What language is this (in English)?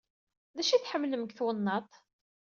Kabyle